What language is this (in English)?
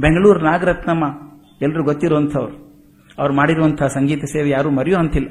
Kannada